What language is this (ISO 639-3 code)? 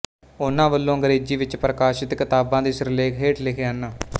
pan